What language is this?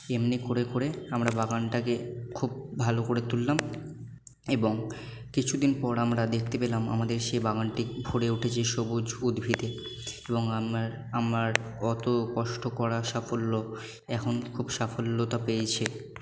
Bangla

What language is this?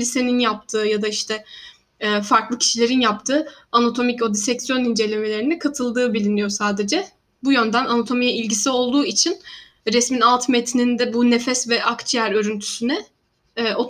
Turkish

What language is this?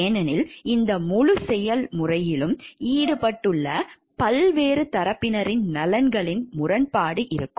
Tamil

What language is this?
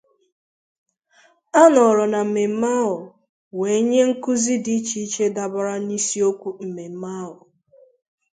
Igbo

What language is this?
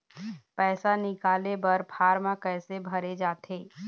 Chhattisgarhi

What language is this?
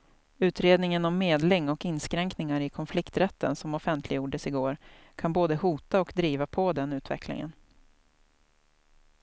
Swedish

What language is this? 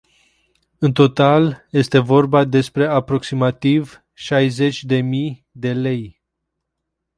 Romanian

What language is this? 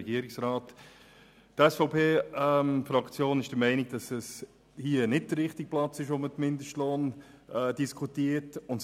Swiss German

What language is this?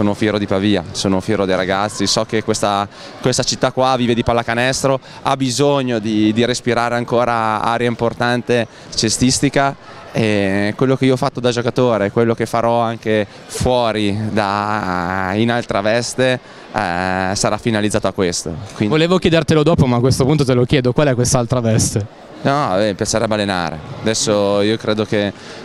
Italian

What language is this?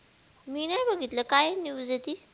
Marathi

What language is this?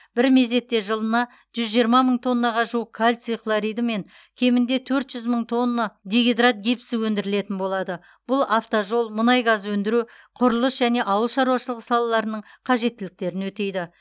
Kazakh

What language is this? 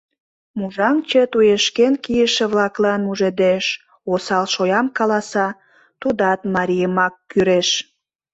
Mari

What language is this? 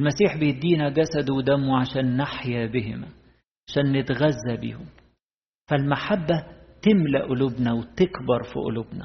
Arabic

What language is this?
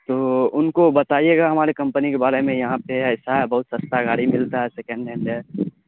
Urdu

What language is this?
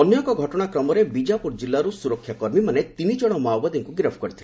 Odia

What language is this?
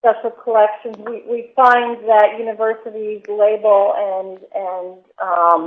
English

